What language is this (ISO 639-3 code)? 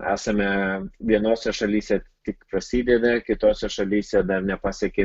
lit